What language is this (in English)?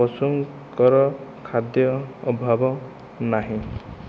Odia